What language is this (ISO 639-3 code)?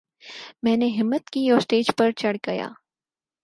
urd